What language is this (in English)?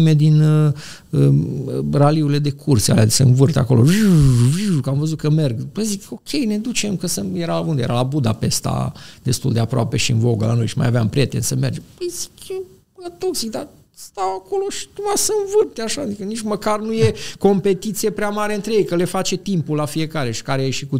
Romanian